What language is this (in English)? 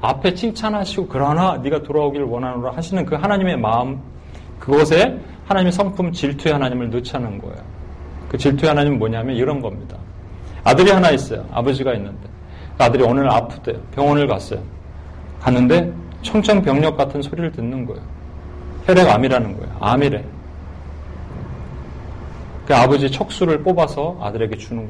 Korean